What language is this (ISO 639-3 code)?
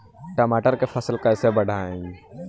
bho